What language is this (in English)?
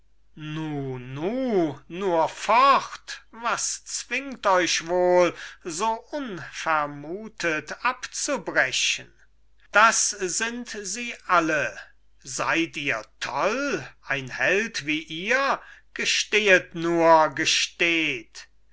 German